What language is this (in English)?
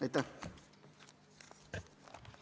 Estonian